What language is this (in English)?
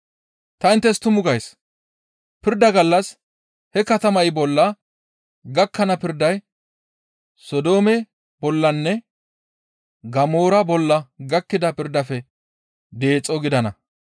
Gamo